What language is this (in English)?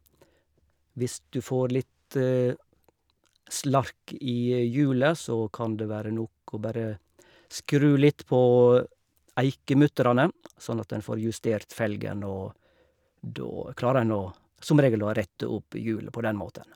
Norwegian